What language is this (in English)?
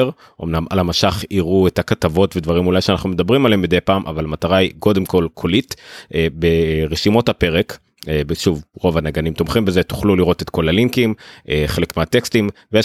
Hebrew